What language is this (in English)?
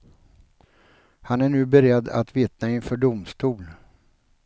Swedish